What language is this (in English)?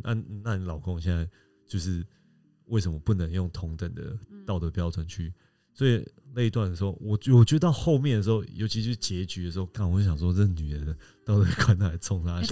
Chinese